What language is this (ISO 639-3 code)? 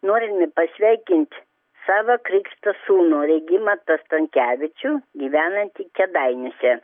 lit